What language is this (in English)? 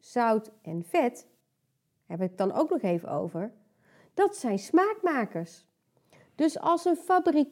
Dutch